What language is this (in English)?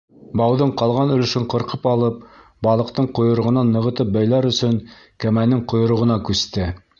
Bashkir